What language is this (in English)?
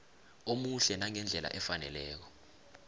South Ndebele